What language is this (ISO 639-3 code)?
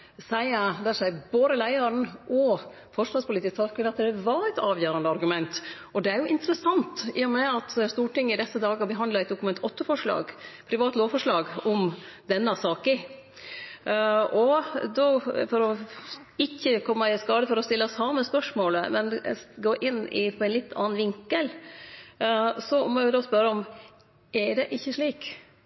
nno